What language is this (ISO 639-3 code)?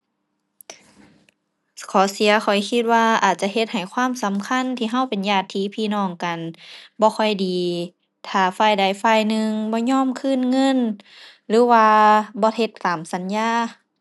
tha